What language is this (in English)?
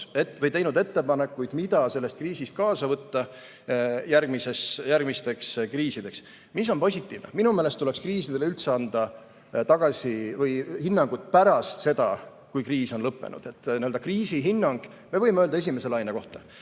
Estonian